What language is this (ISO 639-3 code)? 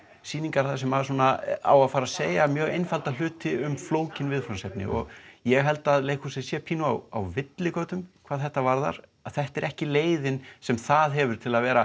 isl